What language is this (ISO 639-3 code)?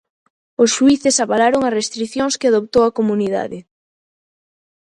glg